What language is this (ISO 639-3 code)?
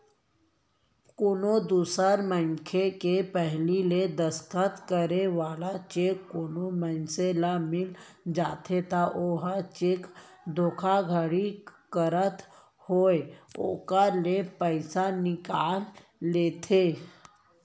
hne